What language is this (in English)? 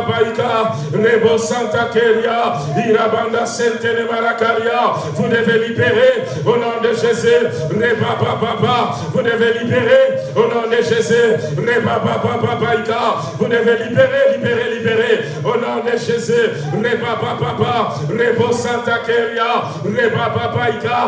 French